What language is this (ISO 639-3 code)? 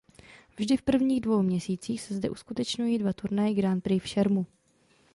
ces